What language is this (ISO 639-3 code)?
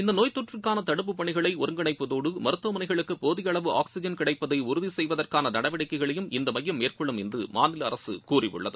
tam